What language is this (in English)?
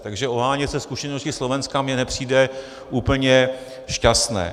Czech